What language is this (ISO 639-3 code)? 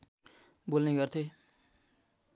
nep